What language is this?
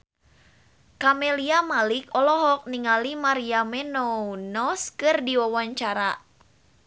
Sundanese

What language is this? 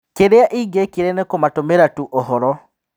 Kikuyu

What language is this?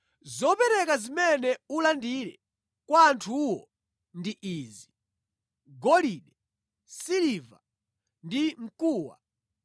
Nyanja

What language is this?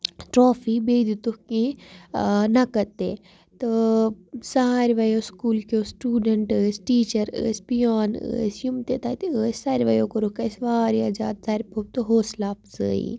Kashmiri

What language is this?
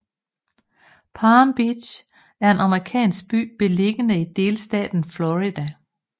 Danish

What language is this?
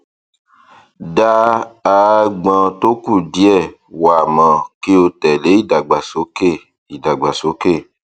Yoruba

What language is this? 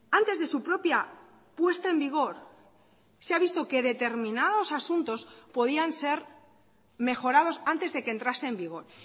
Spanish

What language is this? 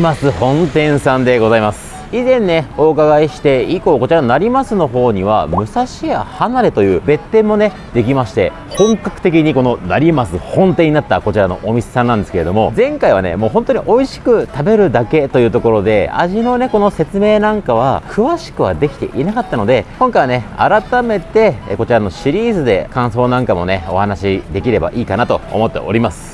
Japanese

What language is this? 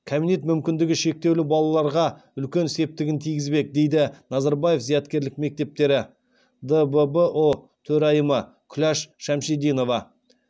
Kazakh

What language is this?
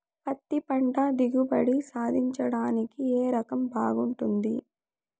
Telugu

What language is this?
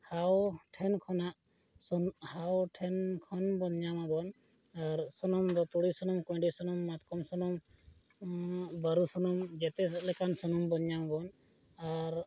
Santali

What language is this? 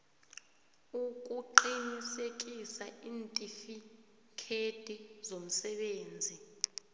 South Ndebele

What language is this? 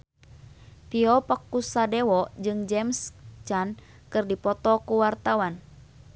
Sundanese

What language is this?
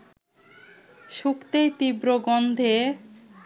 Bangla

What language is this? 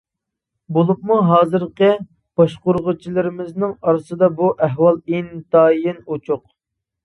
Uyghur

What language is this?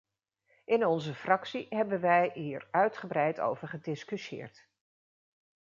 Dutch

